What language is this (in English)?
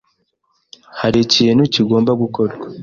Kinyarwanda